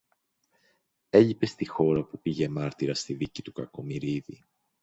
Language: Greek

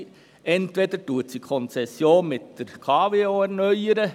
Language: Swiss German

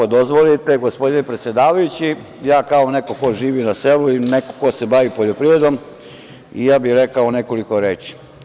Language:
Serbian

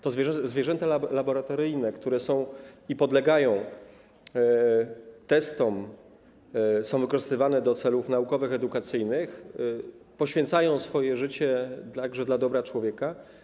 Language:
Polish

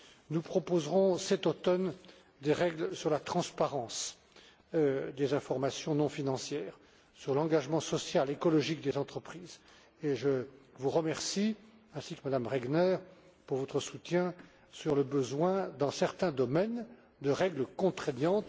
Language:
French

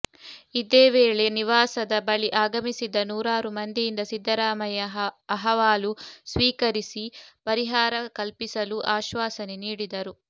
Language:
Kannada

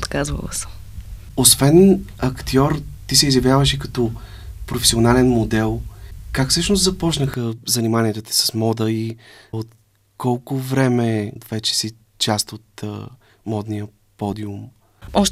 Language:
Bulgarian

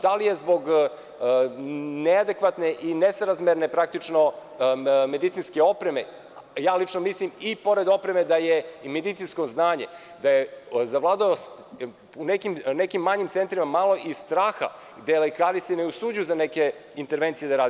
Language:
Serbian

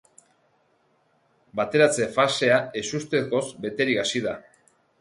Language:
Basque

